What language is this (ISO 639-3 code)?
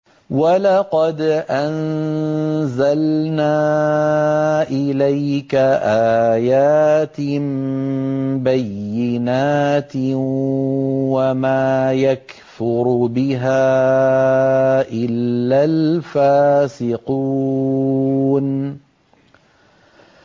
ara